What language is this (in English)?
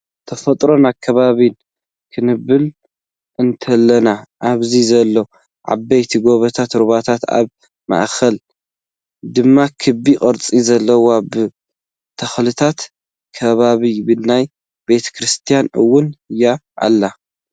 Tigrinya